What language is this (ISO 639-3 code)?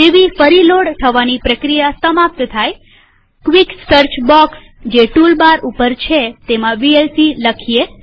guj